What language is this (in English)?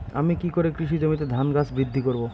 Bangla